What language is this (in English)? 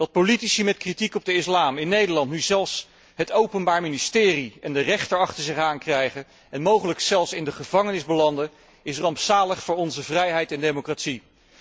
Dutch